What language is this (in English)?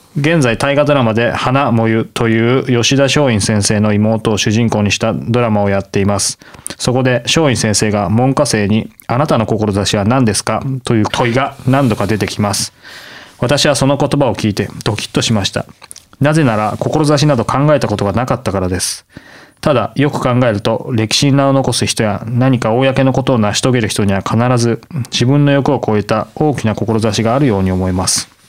Japanese